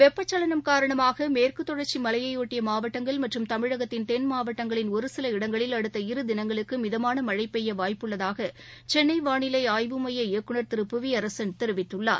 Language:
Tamil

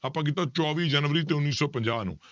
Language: Punjabi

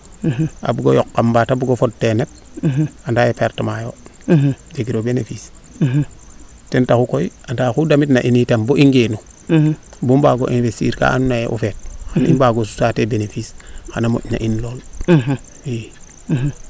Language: Serer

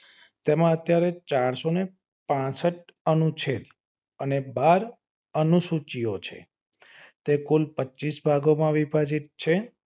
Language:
Gujarati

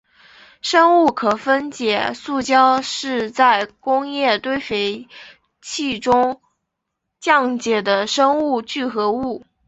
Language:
Chinese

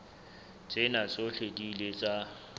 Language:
Southern Sotho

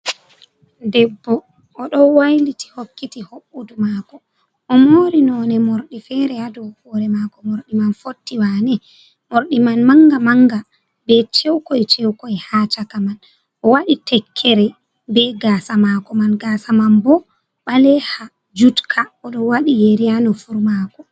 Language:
Fula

